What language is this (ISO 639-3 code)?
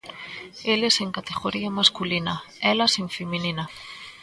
glg